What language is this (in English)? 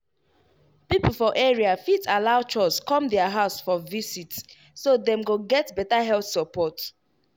Nigerian Pidgin